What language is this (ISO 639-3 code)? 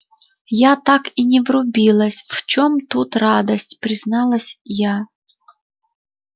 rus